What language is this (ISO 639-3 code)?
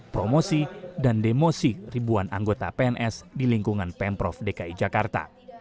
ind